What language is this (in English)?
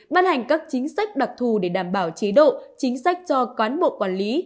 Vietnamese